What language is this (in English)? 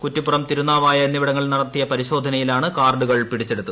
Malayalam